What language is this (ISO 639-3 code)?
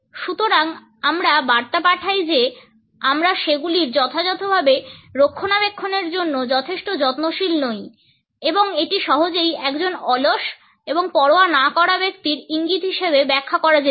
ben